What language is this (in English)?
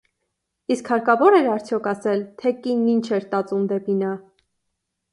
Armenian